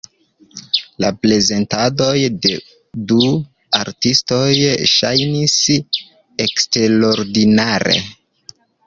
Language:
Esperanto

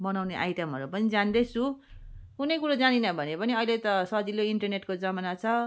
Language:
Nepali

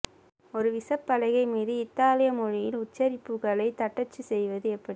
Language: Tamil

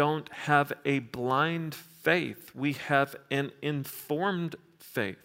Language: English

